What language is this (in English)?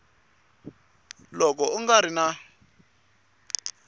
Tsonga